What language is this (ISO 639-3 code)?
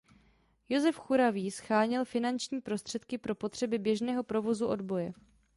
ces